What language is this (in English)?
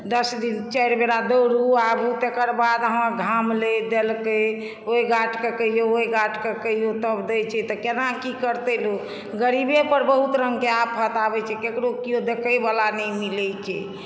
Maithili